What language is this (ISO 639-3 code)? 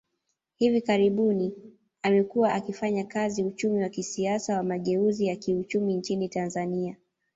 swa